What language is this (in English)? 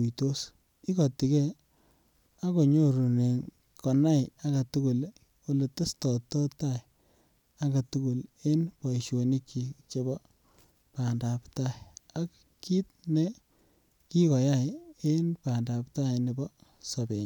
Kalenjin